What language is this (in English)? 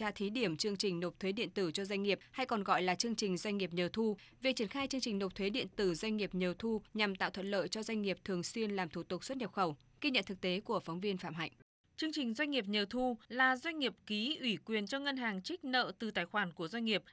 Vietnamese